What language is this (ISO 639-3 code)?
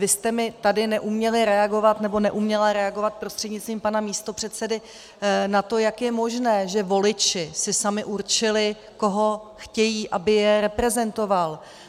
ces